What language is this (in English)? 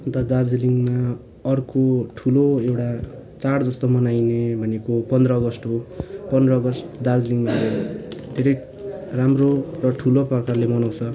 Nepali